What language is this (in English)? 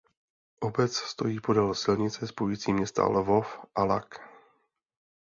Czech